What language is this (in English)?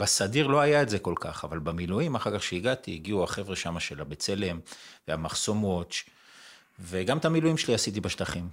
Hebrew